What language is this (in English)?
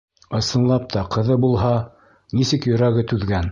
Bashkir